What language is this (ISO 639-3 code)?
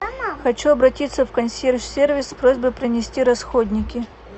rus